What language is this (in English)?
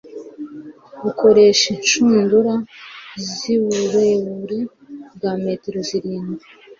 Kinyarwanda